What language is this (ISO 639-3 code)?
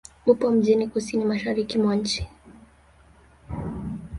swa